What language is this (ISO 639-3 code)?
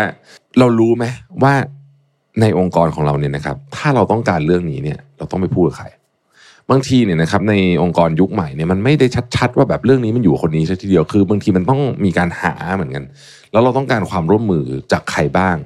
tha